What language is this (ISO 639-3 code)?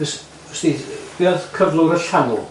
cym